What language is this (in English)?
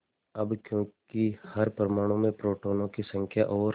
Hindi